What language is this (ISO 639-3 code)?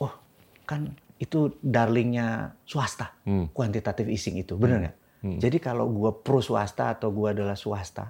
ind